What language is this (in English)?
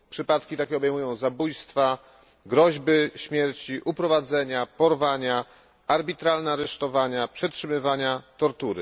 Polish